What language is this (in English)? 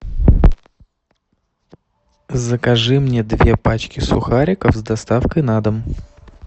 Russian